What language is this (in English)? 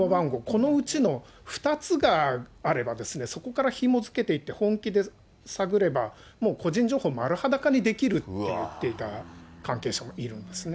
Japanese